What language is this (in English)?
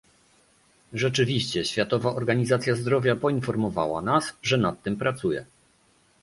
Polish